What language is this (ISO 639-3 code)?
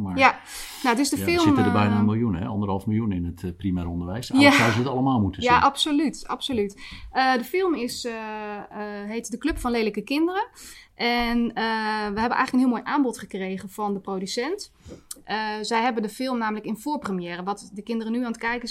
nld